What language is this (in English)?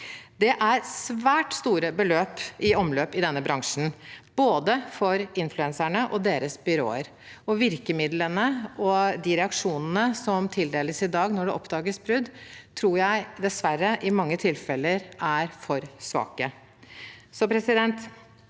Norwegian